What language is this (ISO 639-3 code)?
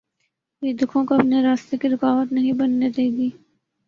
urd